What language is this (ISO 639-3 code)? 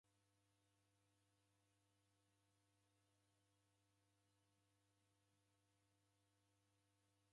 dav